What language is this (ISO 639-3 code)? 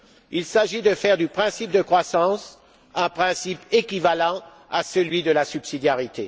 fra